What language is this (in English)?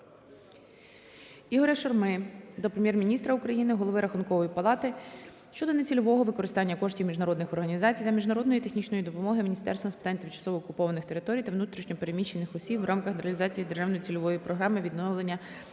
Ukrainian